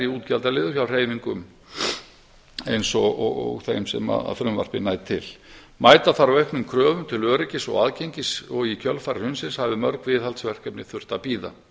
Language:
Icelandic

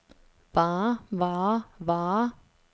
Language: Danish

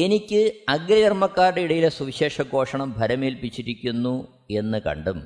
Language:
Malayalam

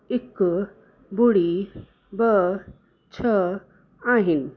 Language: Sindhi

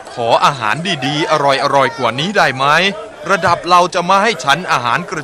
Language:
Thai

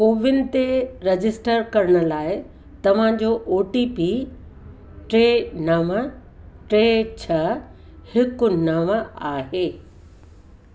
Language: Sindhi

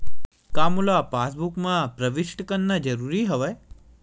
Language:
Chhattisgarhi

